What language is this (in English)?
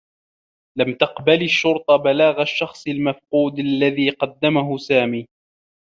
Arabic